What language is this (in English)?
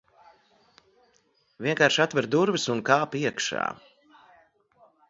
Latvian